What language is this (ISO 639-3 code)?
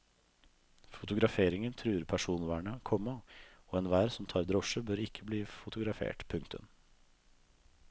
nor